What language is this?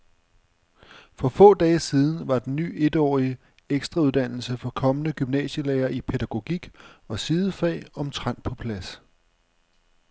Danish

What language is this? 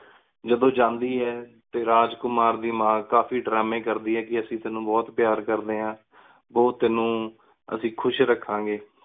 Punjabi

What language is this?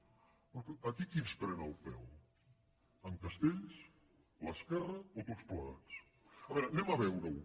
Catalan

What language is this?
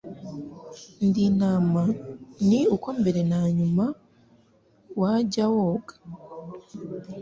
Kinyarwanda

